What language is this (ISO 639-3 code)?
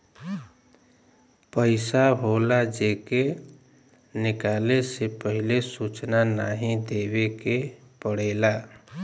bho